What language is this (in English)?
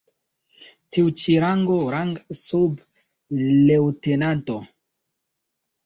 Esperanto